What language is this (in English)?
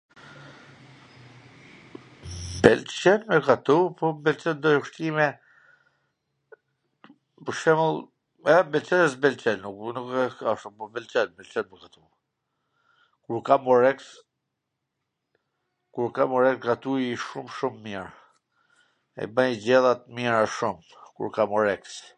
Gheg Albanian